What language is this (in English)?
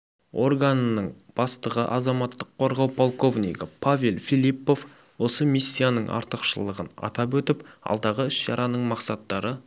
Kazakh